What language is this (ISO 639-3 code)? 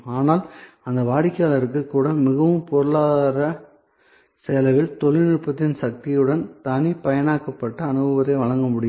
tam